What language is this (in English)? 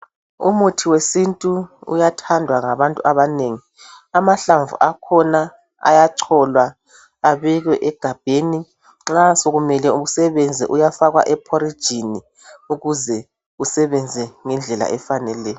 North Ndebele